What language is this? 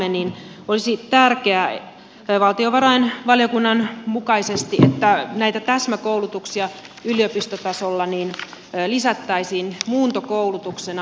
Finnish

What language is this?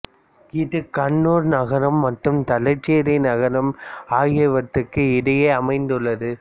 Tamil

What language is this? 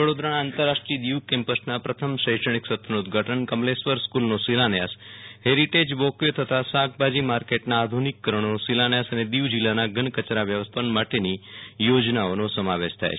Gujarati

